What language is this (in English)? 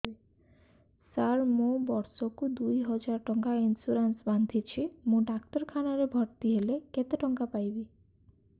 Odia